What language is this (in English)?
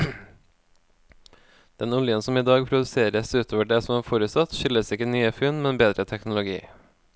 Norwegian